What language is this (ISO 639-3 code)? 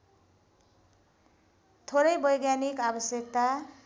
nep